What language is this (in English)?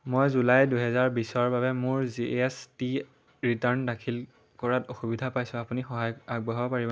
Assamese